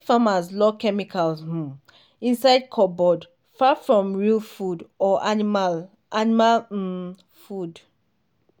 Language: Nigerian Pidgin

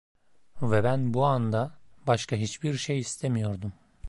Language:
Turkish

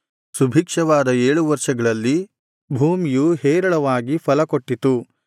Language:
Kannada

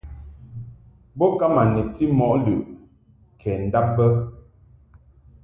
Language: Mungaka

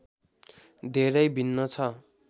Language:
Nepali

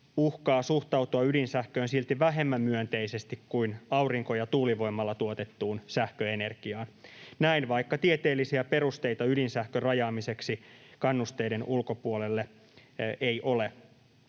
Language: Finnish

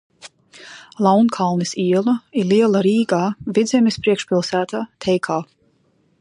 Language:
Latvian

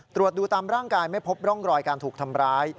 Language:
Thai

